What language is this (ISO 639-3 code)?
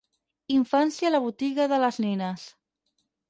cat